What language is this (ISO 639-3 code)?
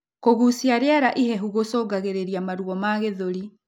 kik